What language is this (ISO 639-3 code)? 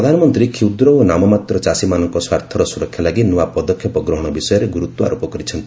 ori